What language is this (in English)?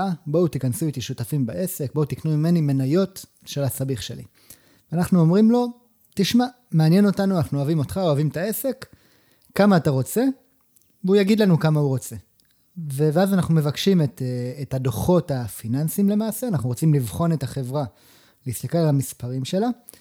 Hebrew